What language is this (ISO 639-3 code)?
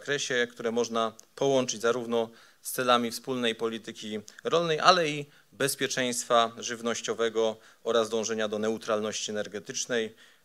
pol